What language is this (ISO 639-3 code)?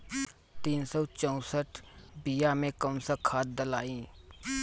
bho